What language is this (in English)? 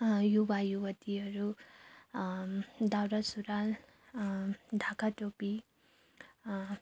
Nepali